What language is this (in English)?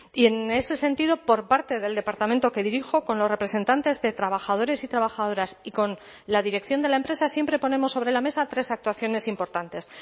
Spanish